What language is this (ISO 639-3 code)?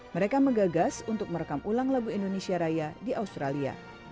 ind